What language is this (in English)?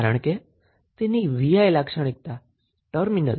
Gujarati